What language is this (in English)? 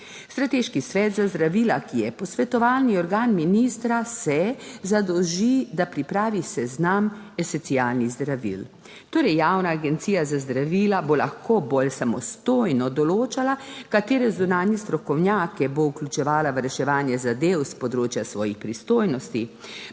Slovenian